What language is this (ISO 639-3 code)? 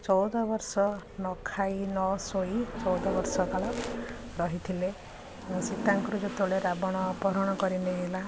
ori